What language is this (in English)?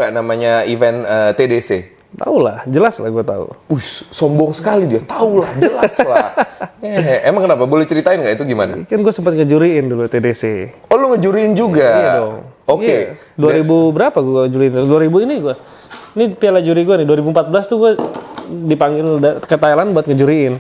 Indonesian